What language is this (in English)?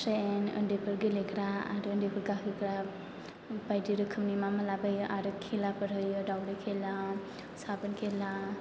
Bodo